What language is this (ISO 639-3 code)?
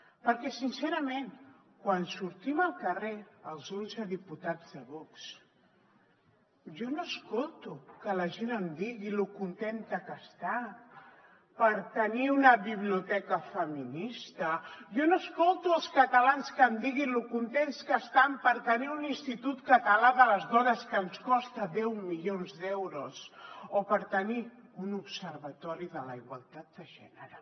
cat